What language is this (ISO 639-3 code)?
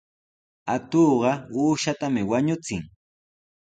qws